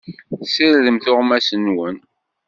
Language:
Kabyle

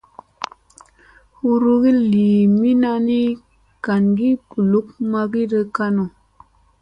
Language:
Musey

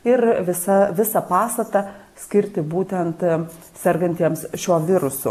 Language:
Lithuanian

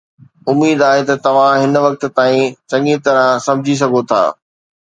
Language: Sindhi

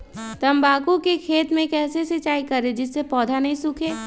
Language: Magahi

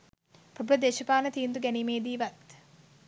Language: Sinhala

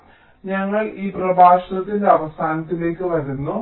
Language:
Malayalam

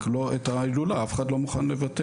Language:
Hebrew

